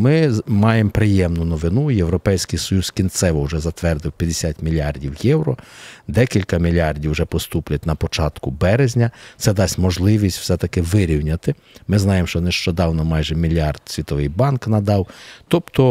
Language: Ukrainian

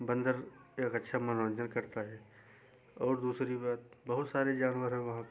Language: Hindi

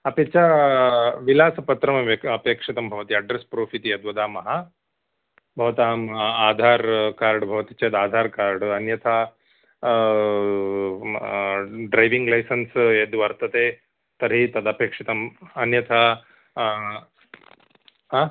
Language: Sanskrit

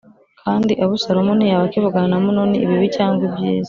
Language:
Kinyarwanda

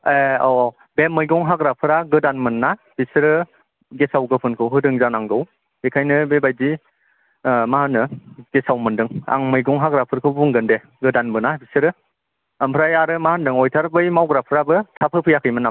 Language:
Bodo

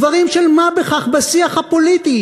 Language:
Hebrew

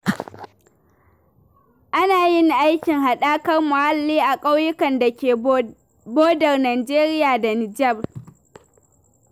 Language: Hausa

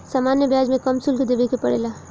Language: Bhojpuri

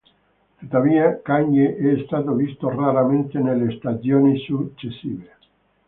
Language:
Italian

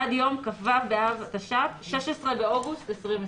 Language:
Hebrew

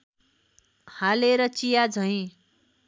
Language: Nepali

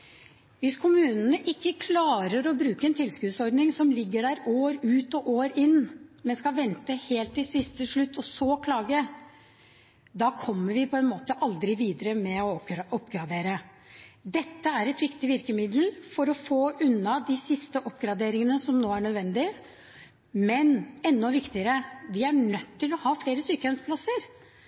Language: Norwegian Bokmål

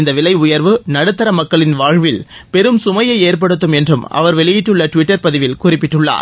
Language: Tamil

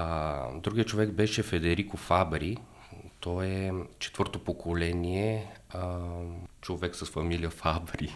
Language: Bulgarian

